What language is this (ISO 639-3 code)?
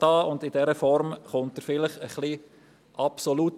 gsw